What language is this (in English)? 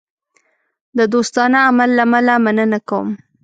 Pashto